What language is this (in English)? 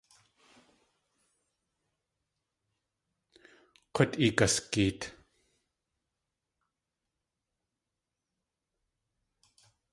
Tlingit